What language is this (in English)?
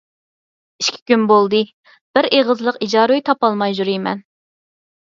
Uyghur